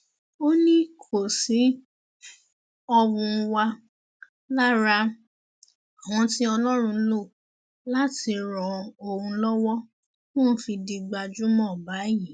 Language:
Yoruba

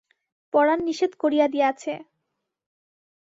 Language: Bangla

